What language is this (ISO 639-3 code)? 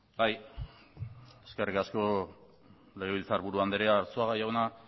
eus